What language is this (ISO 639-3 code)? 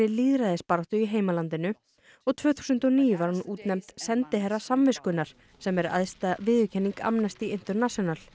isl